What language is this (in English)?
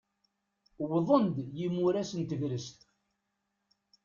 Kabyle